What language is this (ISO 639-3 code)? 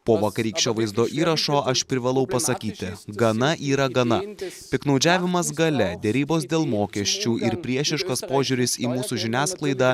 lit